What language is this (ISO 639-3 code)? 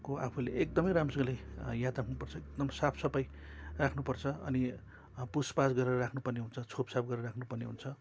nep